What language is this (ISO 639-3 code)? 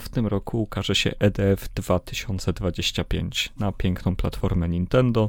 pol